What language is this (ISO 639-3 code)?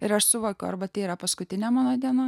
lit